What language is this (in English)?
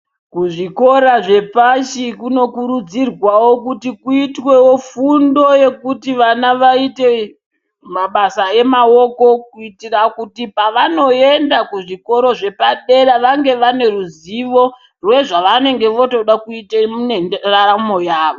Ndau